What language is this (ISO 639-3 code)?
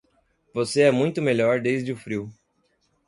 por